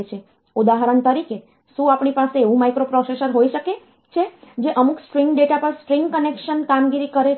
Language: Gujarati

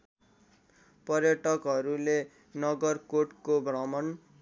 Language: Nepali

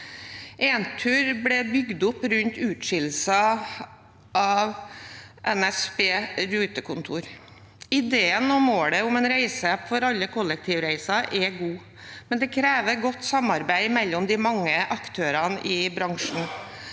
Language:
Norwegian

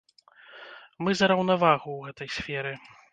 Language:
Belarusian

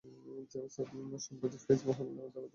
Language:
Bangla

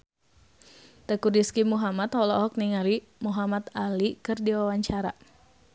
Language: Sundanese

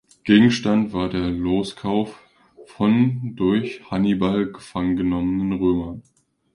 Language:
German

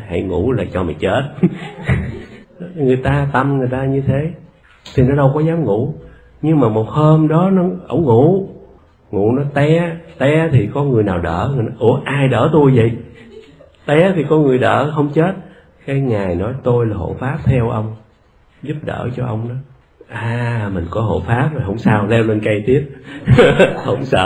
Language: Vietnamese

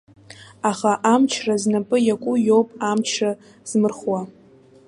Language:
Abkhazian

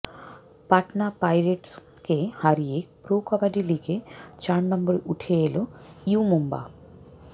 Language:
Bangla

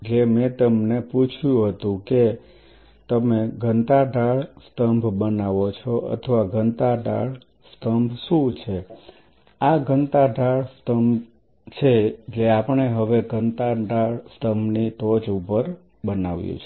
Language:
Gujarati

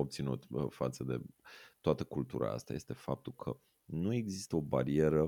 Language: Romanian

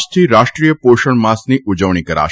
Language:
Gujarati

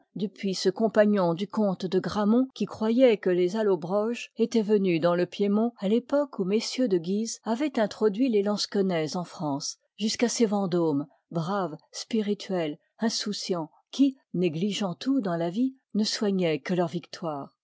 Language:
French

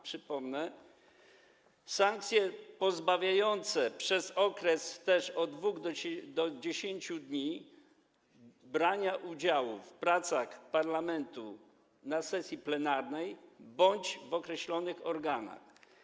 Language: Polish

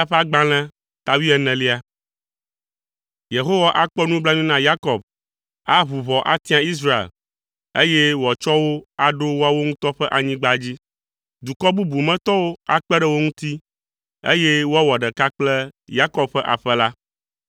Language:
Ewe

